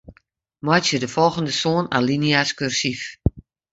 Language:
Western Frisian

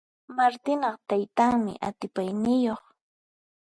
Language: Puno Quechua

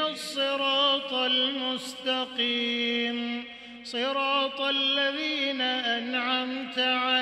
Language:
Arabic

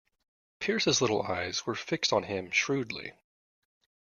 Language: English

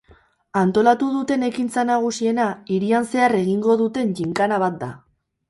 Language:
Basque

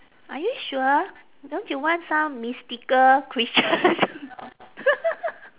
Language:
English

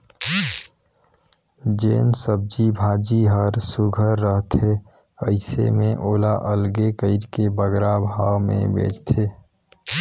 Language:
Chhattisgarhi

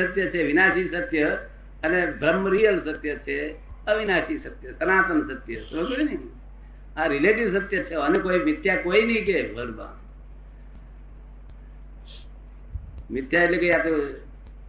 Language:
Gujarati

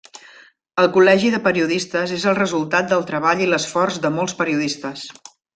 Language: Catalan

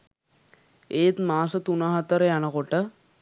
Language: Sinhala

